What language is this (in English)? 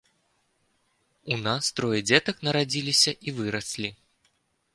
Belarusian